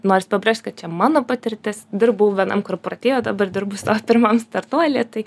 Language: Lithuanian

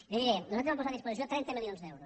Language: Catalan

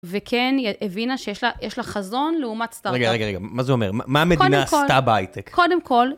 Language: Hebrew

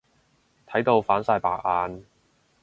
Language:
Cantonese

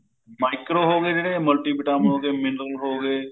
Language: Punjabi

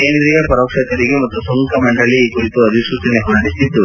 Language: Kannada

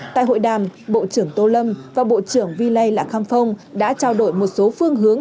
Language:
Vietnamese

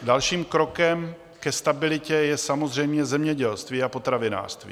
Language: Czech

